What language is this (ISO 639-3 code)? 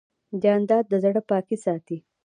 pus